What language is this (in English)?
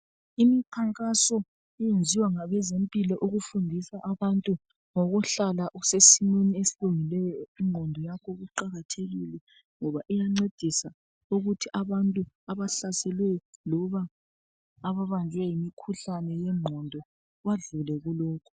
North Ndebele